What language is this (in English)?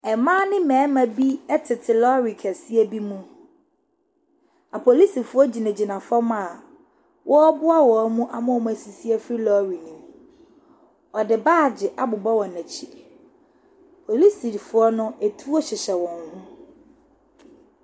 Akan